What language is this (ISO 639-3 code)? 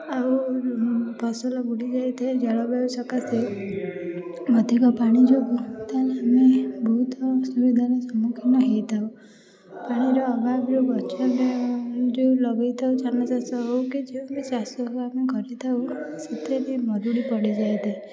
ori